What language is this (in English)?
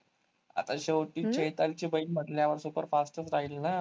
Marathi